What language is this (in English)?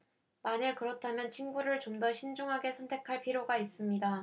Korean